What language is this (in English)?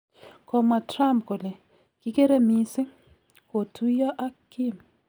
Kalenjin